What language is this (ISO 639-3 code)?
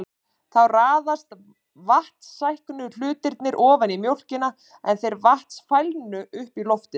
isl